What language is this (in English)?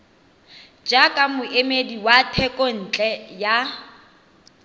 Tswana